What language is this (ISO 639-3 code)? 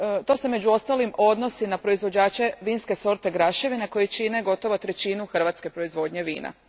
hrv